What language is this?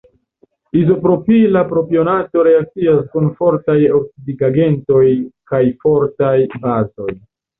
Esperanto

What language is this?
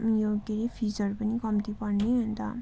Nepali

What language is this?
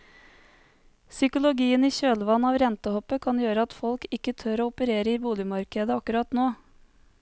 Norwegian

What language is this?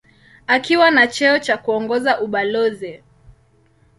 Swahili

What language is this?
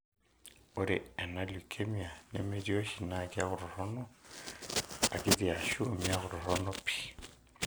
Masai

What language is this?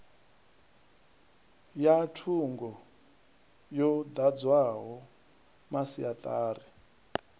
Venda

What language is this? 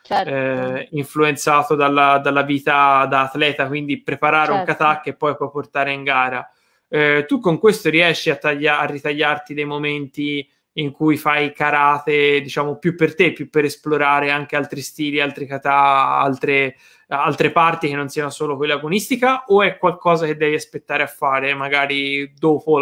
Italian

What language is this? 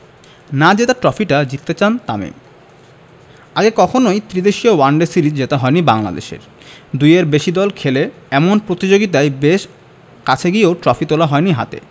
Bangla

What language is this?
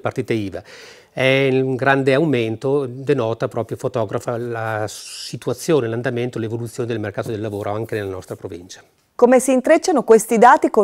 Italian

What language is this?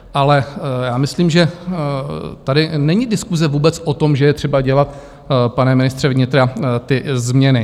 Czech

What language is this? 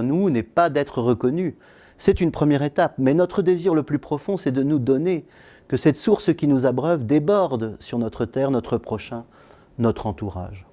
French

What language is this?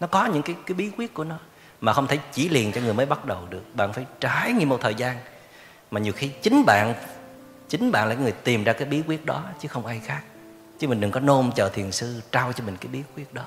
Vietnamese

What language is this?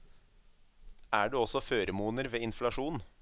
Norwegian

